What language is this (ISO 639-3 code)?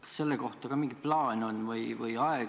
est